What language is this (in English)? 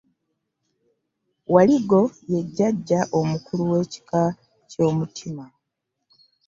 Ganda